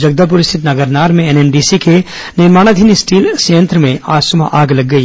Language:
Hindi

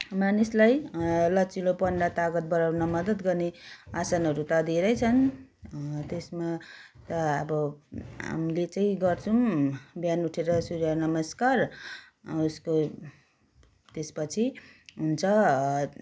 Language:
Nepali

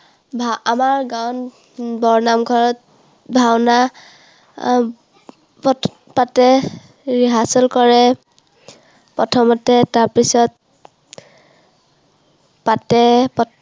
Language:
Assamese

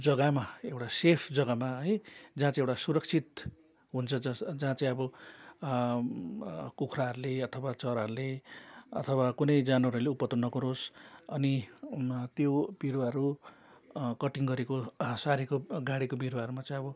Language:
Nepali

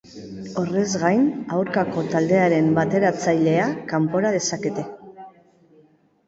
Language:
Basque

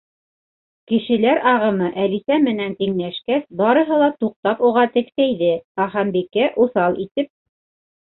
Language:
Bashkir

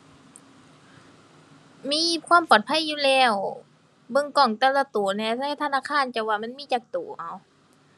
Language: Thai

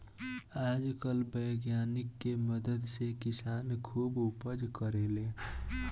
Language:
Bhojpuri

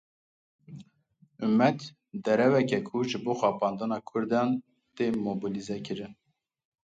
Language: Kurdish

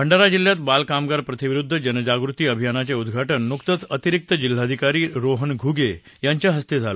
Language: Marathi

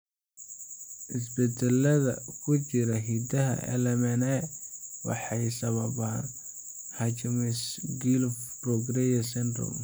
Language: Somali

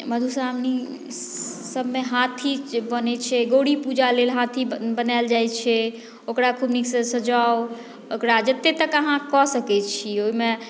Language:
Maithili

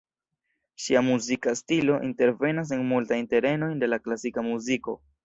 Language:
Esperanto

